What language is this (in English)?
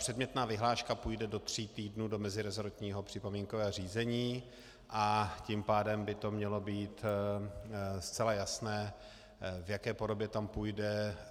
Czech